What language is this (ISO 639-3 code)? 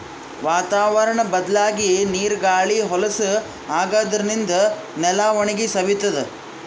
kan